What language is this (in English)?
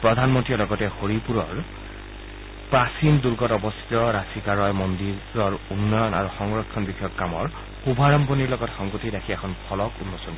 Assamese